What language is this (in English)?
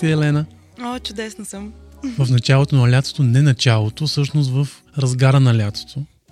Bulgarian